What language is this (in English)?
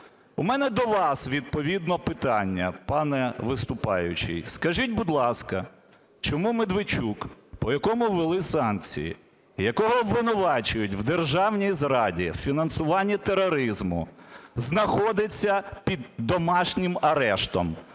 Ukrainian